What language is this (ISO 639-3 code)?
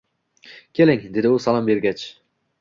uzb